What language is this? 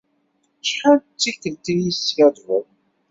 Kabyle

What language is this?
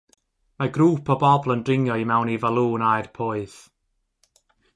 Welsh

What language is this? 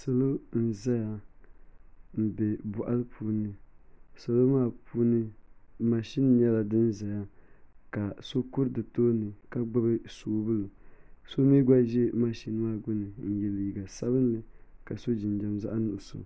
Dagbani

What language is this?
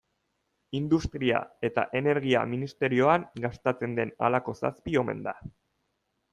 Basque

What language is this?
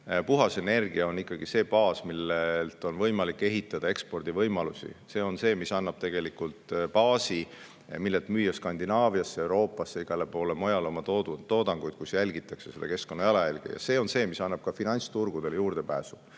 Estonian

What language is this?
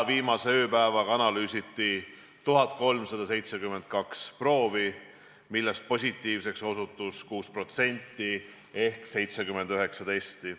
Estonian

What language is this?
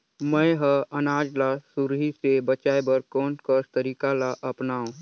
Chhattisgarhi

